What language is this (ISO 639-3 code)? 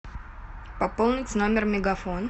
rus